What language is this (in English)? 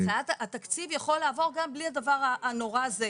Hebrew